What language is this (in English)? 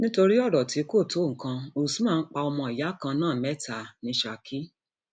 Yoruba